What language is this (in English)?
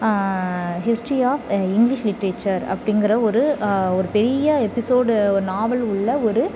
Tamil